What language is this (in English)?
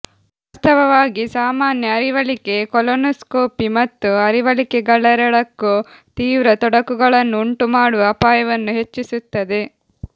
Kannada